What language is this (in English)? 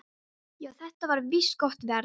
Icelandic